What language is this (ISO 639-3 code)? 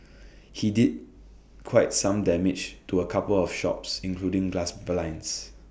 eng